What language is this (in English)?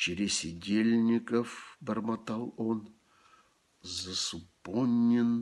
Russian